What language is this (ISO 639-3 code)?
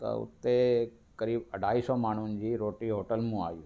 snd